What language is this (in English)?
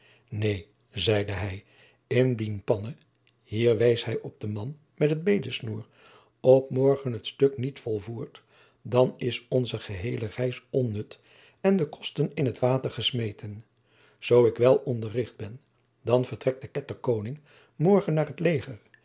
Dutch